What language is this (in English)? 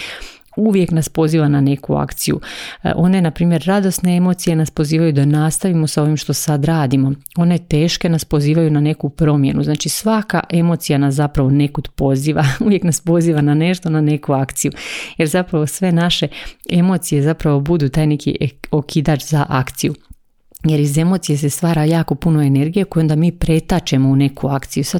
Croatian